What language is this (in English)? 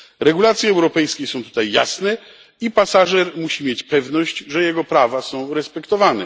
Polish